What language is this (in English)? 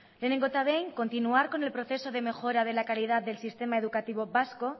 Spanish